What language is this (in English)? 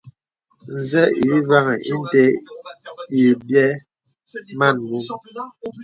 Bebele